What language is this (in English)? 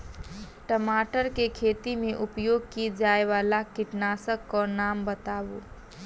Maithili